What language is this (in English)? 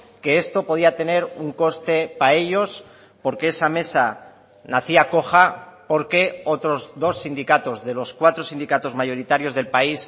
Spanish